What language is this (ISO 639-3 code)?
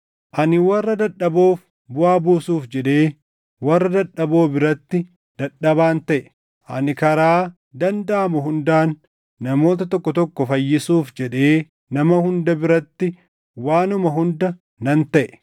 orm